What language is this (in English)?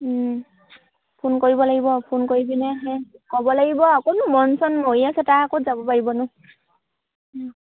Assamese